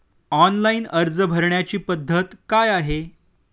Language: Marathi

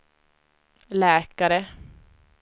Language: Swedish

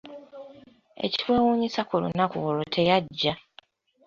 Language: Ganda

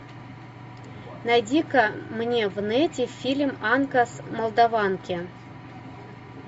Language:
Russian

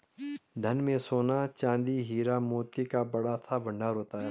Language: Hindi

